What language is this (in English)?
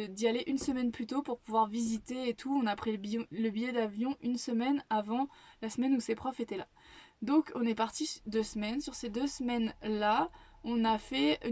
French